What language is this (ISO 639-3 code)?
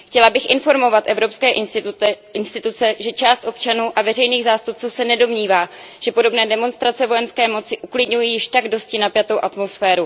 ces